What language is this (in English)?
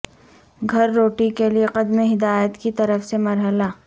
Urdu